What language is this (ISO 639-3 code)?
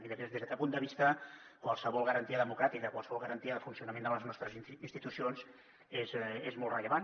cat